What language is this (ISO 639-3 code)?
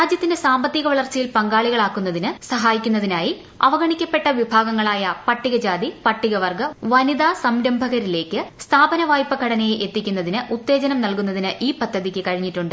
mal